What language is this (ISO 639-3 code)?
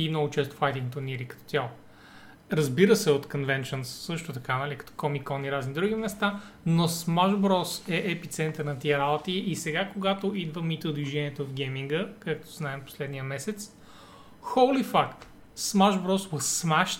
bul